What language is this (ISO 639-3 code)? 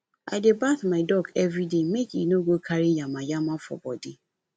pcm